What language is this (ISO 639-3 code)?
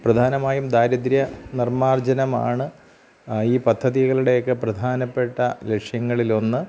mal